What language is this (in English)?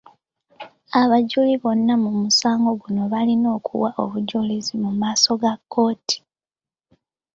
Ganda